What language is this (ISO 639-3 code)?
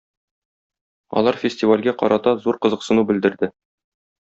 tat